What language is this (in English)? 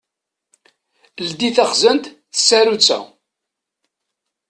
Kabyle